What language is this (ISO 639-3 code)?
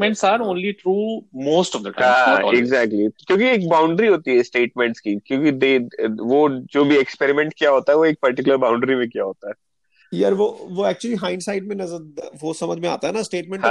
hin